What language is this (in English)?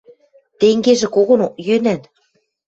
Western Mari